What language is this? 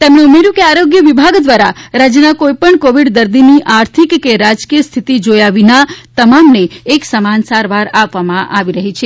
Gujarati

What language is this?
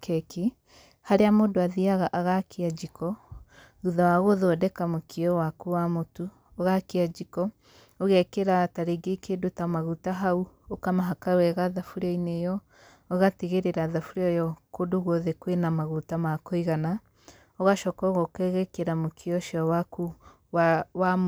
Kikuyu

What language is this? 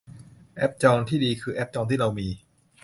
Thai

